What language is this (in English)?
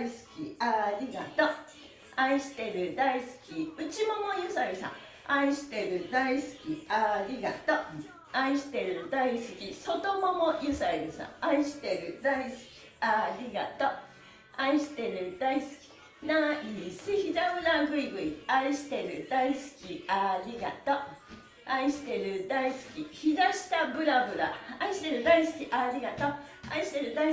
Japanese